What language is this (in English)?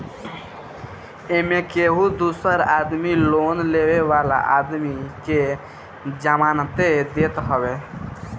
Bhojpuri